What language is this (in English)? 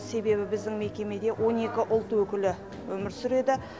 Kazakh